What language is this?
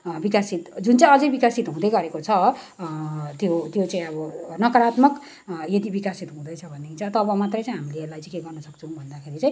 Nepali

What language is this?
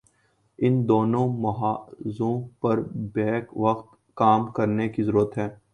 Urdu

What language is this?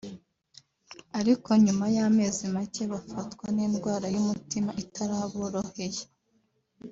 Kinyarwanda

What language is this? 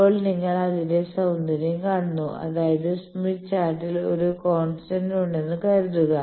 Malayalam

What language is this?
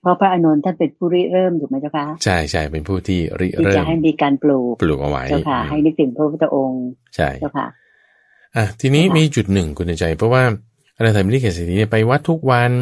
Thai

